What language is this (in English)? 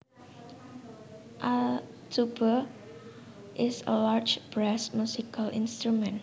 Javanese